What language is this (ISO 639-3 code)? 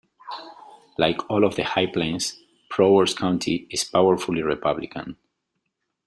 eng